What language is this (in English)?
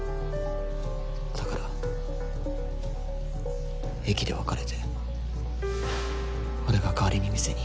Japanese